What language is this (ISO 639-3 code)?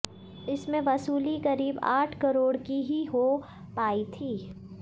hin